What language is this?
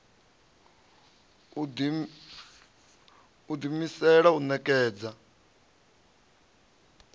Venda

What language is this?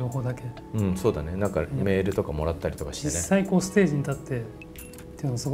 Japanese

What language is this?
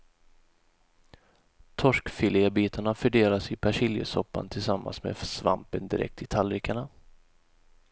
Swedish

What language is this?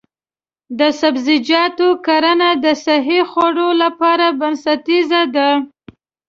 Pashto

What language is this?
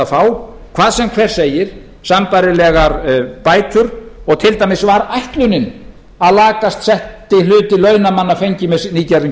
Icelandic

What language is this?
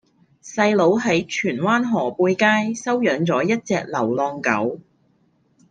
Cantonese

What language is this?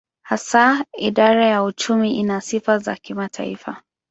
Swahili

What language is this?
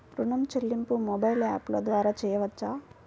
Telugu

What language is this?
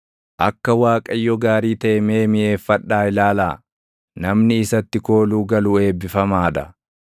Oromo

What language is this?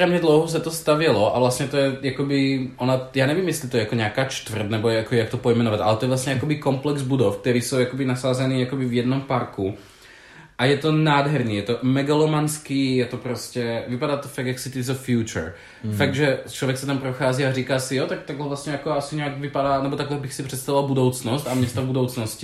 Czech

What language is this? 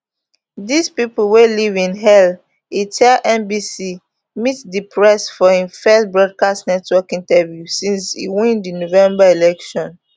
Nigerian Pidgin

